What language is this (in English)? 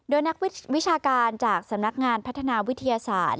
Thai